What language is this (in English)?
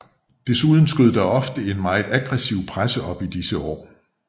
Danish